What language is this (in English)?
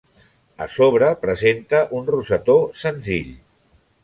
Catalan